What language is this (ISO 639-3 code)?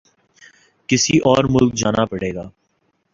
urd